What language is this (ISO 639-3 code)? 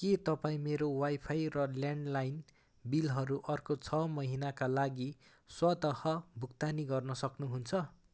nep